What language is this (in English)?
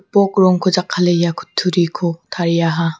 Garo